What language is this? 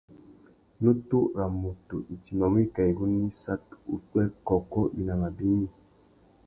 Tuki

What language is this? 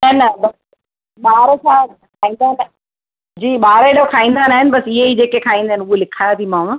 Sindhi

